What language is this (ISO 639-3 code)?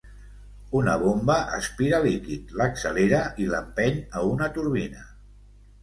cat